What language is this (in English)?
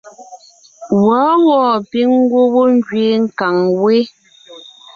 Ngiemboon